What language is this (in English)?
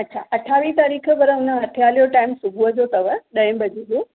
Sindhi